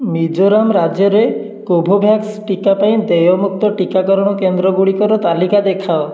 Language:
Odia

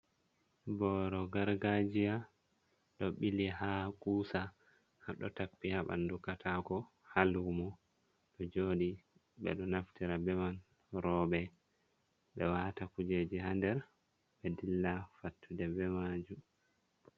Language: Fula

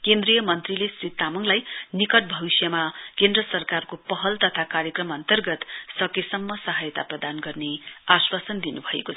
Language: Nepali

